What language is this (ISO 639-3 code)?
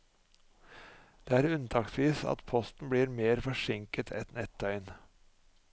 nor